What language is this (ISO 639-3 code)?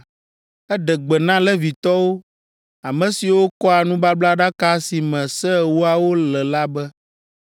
ewe